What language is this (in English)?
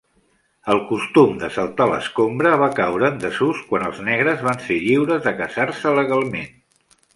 Catalan